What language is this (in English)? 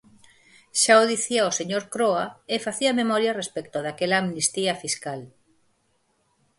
Galician